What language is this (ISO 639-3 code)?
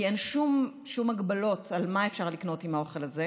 heb